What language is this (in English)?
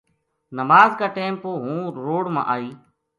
Gujari